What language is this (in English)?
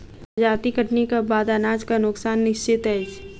Maithili